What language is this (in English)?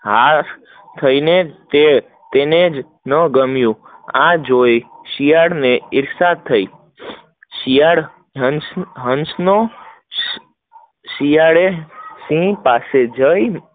Gujarati